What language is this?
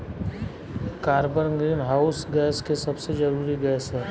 Bhojpuri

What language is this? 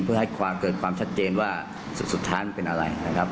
Thai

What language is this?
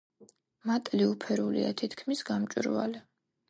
Georgian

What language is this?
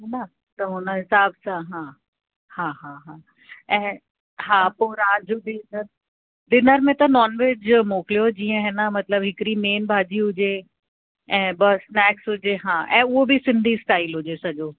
Sindhi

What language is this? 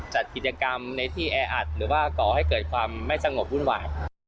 Thai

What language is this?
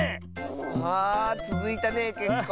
Japanese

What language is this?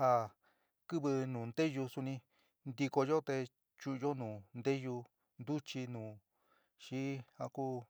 San Miguel El Grande Mixtec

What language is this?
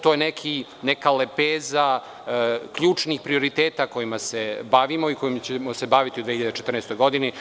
Serbian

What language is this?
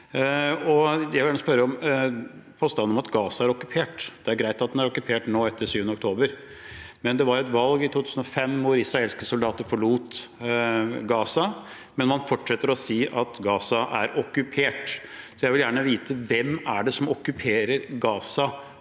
Norwegian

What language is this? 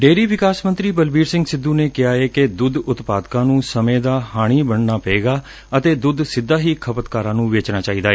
Punjabi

